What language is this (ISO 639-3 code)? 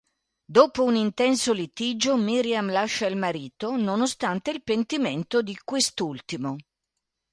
ita